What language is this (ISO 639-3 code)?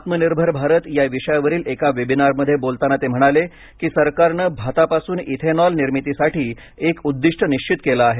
mar